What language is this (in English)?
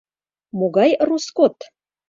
Mari